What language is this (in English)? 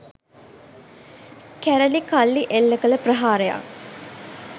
Sinhala